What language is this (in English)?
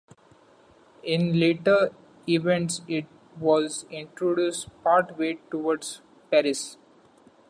English